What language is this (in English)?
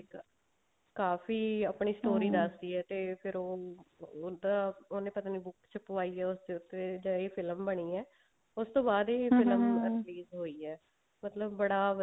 Punjabi